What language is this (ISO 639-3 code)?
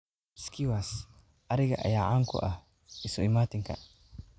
som